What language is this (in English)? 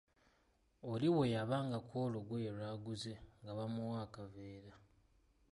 Ganda